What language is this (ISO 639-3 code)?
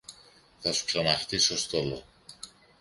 ell